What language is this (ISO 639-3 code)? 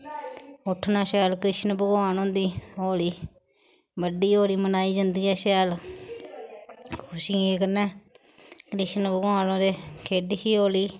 doi